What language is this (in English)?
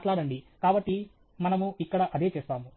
Telugu